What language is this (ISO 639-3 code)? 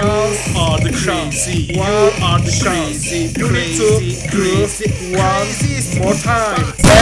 eng